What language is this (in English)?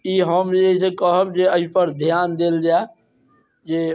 Maithili